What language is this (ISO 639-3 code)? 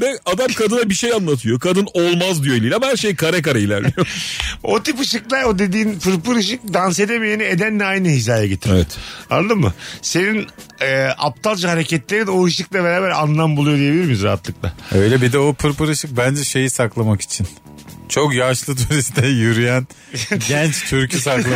tur